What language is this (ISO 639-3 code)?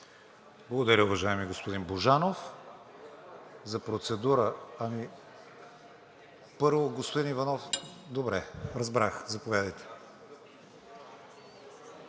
bul